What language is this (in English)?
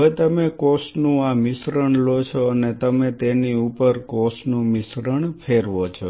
Gujarati